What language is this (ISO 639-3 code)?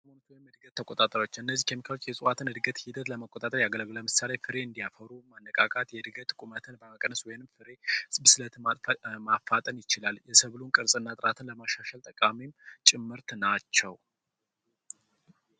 amh